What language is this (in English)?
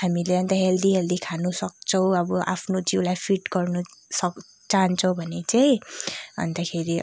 Nepali